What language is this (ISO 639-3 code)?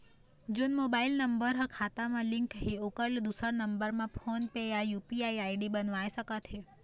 hne